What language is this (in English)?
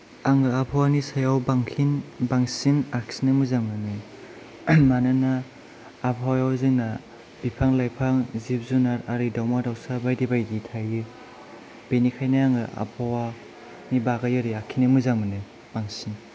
Bodo